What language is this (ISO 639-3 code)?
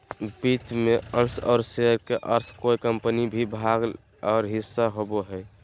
mag